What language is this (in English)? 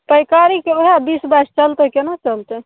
Maithili